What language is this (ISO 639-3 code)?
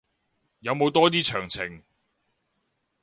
yue